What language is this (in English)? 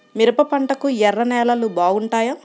Telugu